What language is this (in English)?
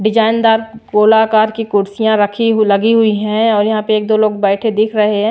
Hindi